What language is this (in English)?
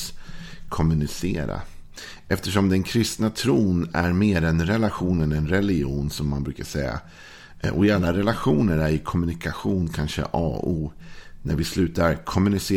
Swedish